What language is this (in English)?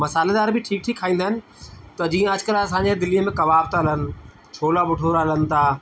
Sindhi